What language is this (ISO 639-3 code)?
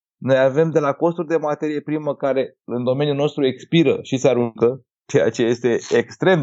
ron